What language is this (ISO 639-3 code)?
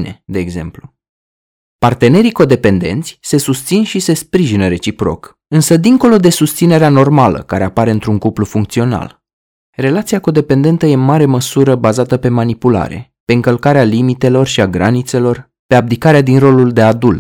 ron